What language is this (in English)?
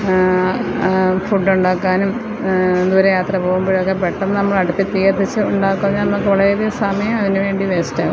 Malayalam